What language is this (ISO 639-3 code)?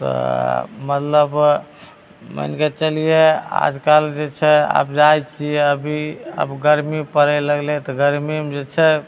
mai